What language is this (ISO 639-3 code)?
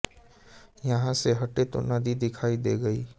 hin